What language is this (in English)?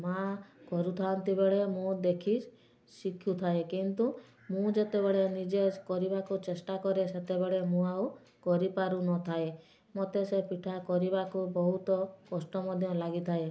Odia